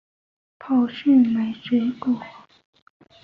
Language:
Chinese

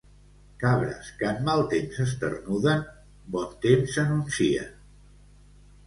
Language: Catalan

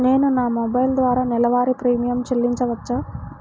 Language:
Telugu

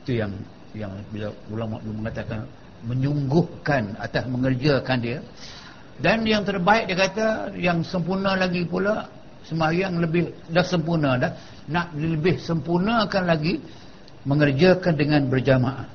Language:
Malay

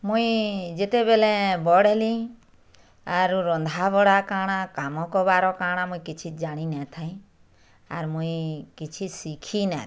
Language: Odia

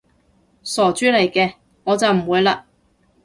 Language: Cantonese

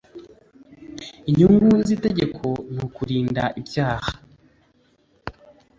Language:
Kinyarwanda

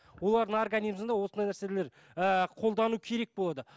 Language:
Kazakh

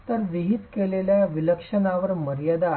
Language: Marathi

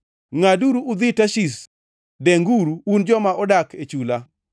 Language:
Luo (Kenya and Tanzania)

